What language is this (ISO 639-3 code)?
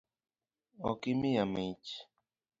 luo